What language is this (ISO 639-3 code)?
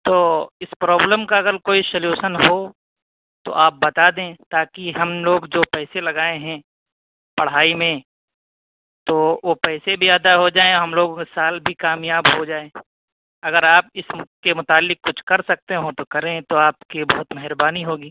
urd